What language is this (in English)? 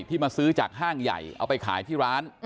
Thai